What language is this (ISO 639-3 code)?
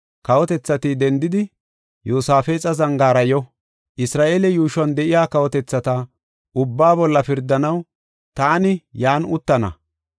gof